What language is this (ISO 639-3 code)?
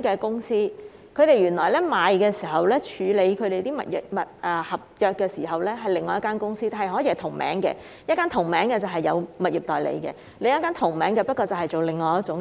yue